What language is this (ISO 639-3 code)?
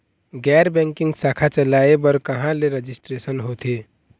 hne